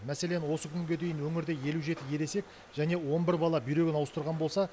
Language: Kazakh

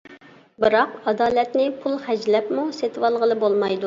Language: Uyghur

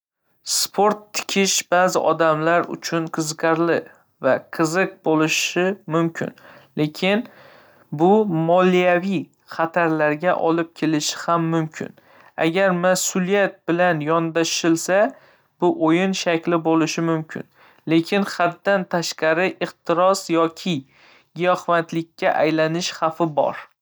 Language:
Uzbek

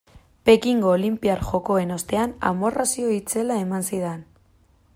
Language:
Basque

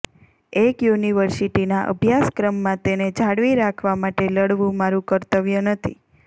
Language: Gujarati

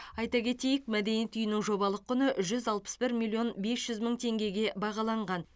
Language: Kazakh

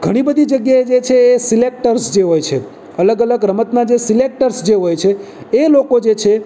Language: Gujarati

